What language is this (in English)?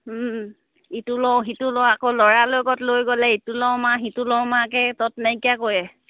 Assamese